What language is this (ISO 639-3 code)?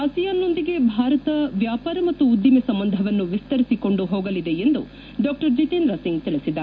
kan